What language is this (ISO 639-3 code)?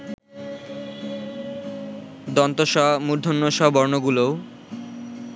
ben